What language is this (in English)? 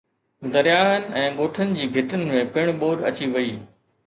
Sindhi